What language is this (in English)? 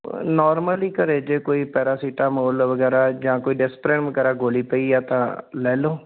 Punjabi